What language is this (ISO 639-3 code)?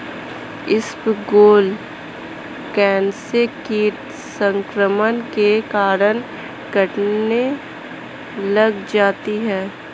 hin